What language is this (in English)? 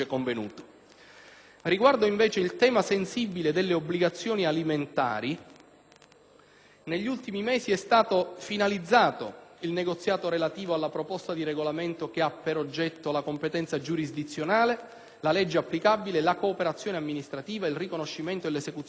Italian